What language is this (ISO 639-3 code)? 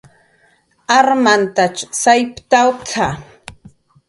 jqr